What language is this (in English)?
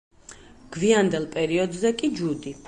Georgian